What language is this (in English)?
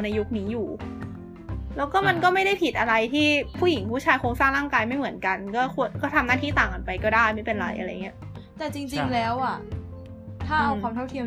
Thai